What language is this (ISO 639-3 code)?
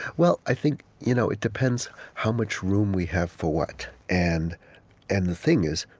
eng